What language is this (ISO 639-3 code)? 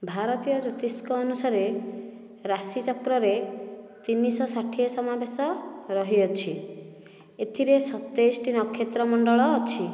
ori